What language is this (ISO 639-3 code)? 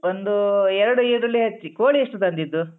kan